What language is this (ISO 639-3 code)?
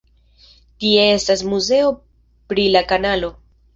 epo